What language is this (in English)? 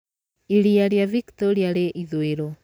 Kikuyu